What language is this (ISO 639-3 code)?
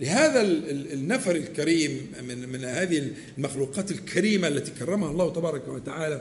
ara